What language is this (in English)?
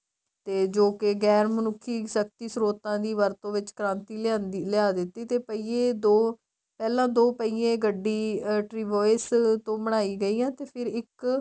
Punjabi